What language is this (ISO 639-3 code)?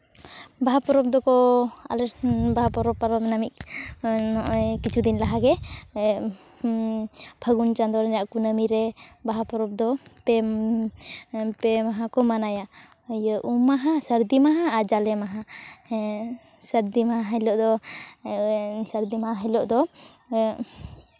sat